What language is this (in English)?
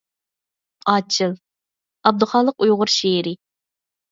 Uyghur